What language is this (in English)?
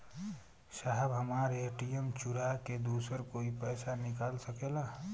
Bhojpuri